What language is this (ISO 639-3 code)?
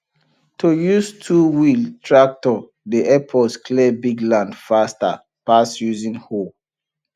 pcm